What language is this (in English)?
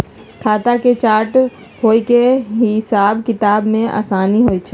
Magahi